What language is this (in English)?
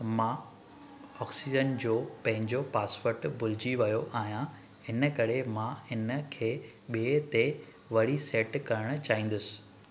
Sindhi